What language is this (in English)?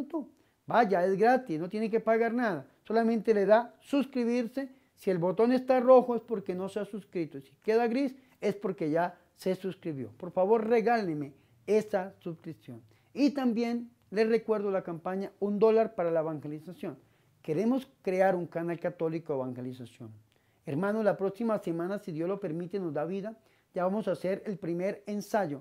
Spanish